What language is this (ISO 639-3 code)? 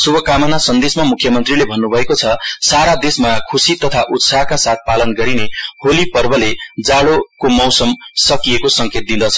nep